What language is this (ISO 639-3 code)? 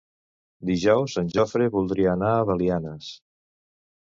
cat